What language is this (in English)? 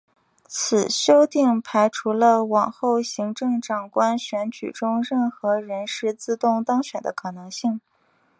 Chinese